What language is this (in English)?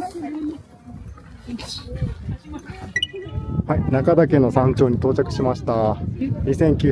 Japanese